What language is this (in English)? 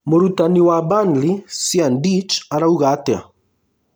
Kikuyu